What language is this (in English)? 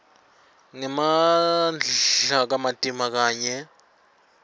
Swati